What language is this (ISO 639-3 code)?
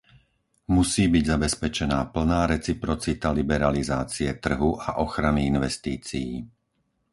slk